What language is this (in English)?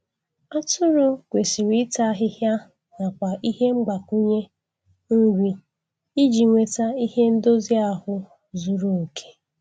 Igbo